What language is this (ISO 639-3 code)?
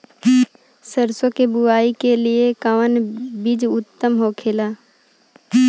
bho